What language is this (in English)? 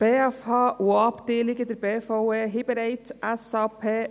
Swiss German